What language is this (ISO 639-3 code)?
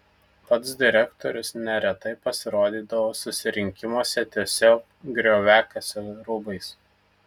lit